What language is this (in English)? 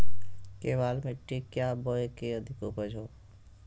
Magahi